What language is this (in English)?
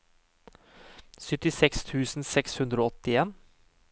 Norwegian